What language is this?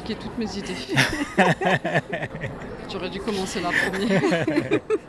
French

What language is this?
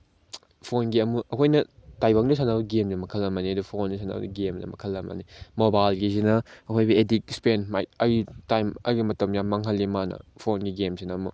Manipuri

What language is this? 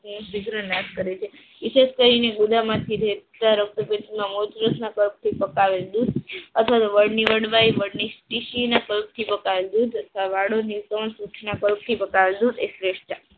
Gujarati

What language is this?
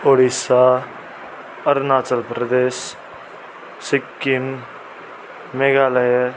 Nepali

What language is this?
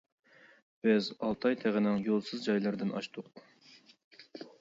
Uyghur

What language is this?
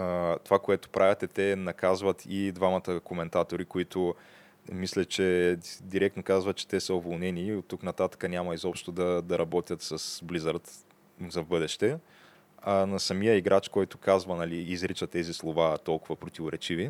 Bulgarian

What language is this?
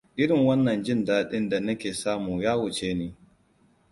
Hausa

